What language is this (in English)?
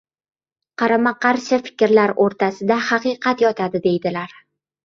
Uzbek